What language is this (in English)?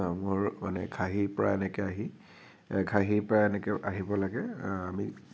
Assamese